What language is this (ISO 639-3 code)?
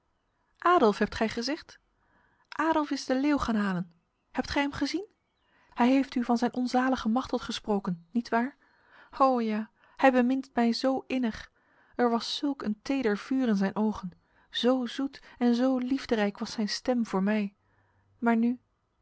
nld